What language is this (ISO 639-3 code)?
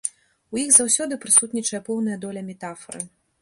bel